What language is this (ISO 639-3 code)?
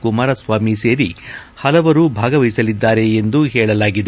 kan